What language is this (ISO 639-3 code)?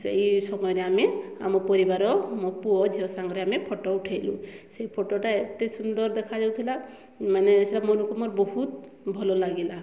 ori